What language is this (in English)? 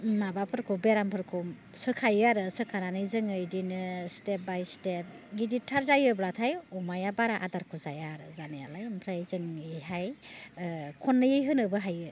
Bodo